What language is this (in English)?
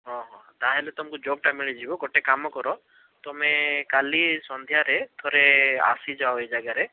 Odia